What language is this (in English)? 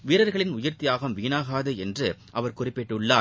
Tamil